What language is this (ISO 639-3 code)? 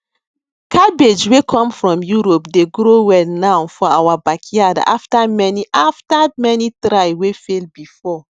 pcm